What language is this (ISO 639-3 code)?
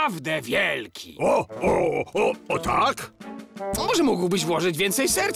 pol